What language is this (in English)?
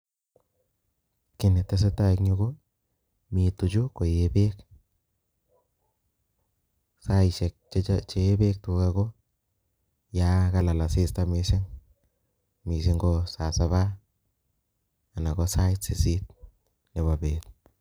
Kalenjin